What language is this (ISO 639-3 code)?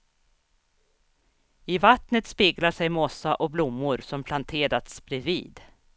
swe